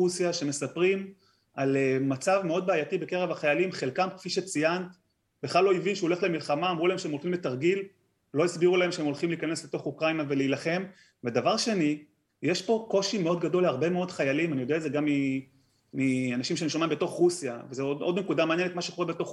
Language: Hebrew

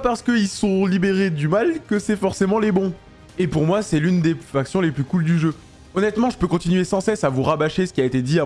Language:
French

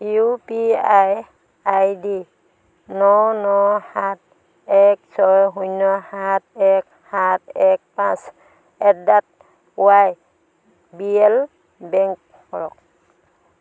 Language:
Assamese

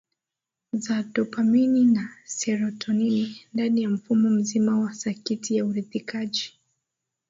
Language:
Swahili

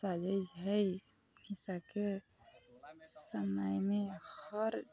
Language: Maithili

